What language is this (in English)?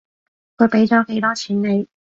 Cantonese